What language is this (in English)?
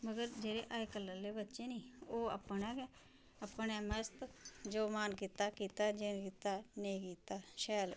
Dogri